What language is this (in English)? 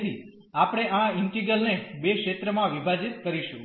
Gujarati